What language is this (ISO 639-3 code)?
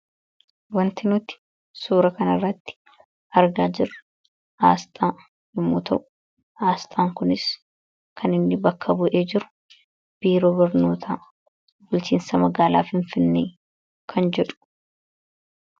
orm